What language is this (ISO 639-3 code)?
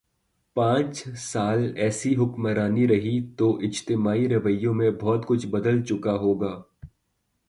urd